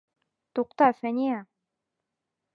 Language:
Bashkir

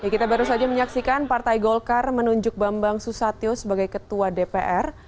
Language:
Indonesian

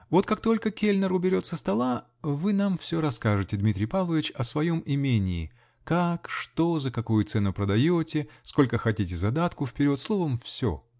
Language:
Russian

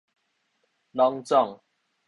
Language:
Min Nan Chinese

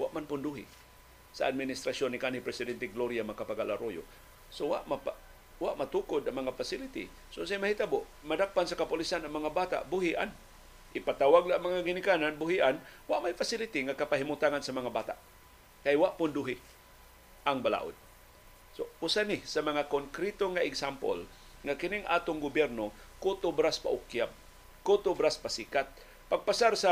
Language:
Filipino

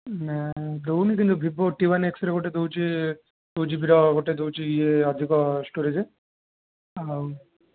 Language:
Odia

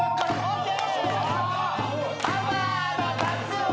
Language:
Japanese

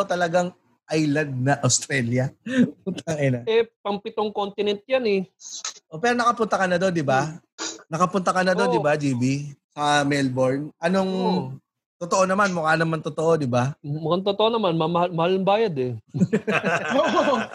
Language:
Filipino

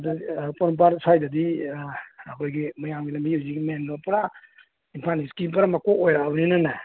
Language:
Manipuri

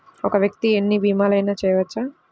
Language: Telugu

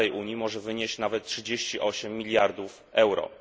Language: Polish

